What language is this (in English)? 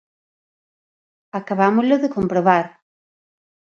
Galician